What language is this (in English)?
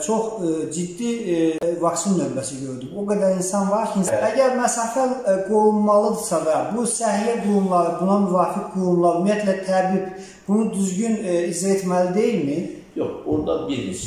Turkish